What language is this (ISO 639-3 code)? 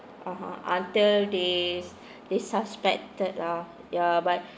eng